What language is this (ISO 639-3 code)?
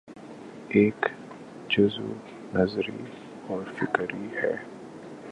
urd